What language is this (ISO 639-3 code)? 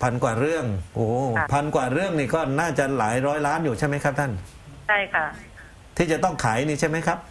tha